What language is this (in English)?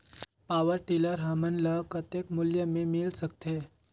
Chhattisgarhi